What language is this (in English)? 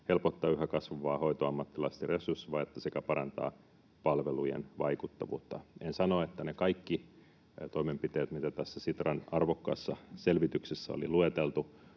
Finnish